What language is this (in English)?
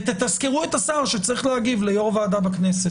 Hebrew